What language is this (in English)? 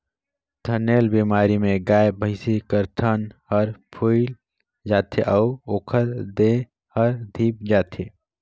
Chhattisgarhi